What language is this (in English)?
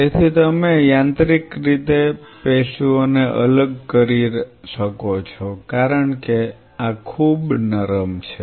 Gujarati